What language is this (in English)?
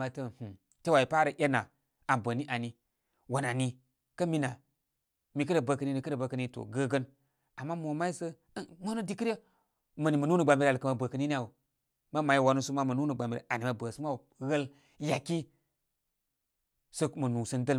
Koma